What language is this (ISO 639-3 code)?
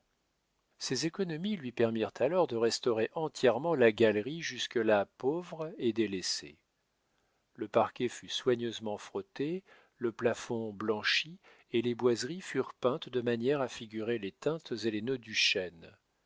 fra